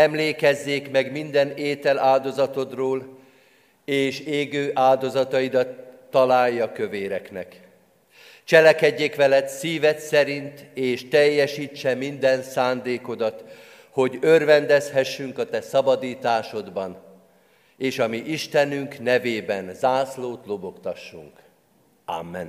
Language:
Hungarian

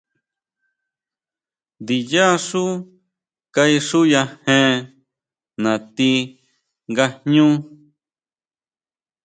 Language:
Huautla Mazatec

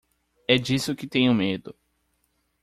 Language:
Portuguese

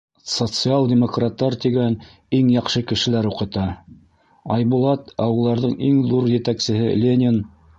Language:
Bashkir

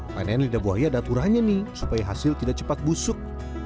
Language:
Indonesian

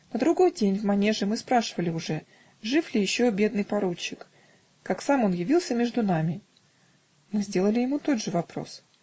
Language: Russian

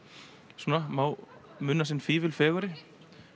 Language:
Icelandic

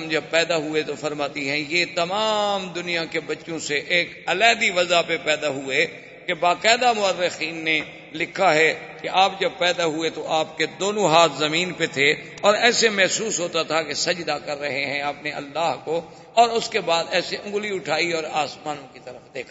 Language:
Urdu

